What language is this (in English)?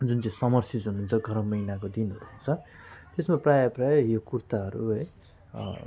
Nepali